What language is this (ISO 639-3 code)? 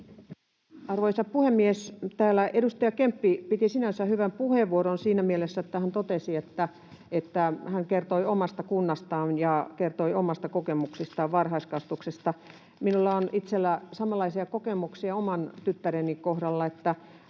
fin